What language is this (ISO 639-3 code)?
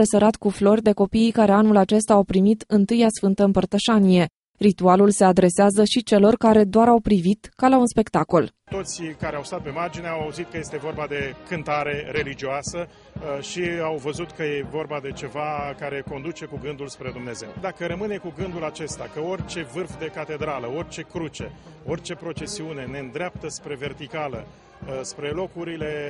ron